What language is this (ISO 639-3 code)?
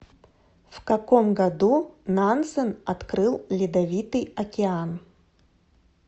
rus